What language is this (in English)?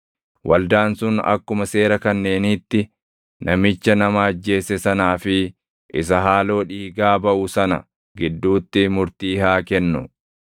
Oromo